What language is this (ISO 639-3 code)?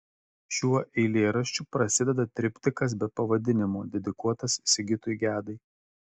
lit